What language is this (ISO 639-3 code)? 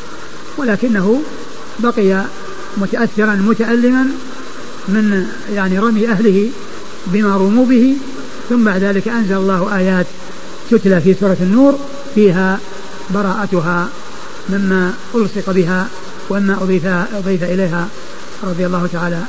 ara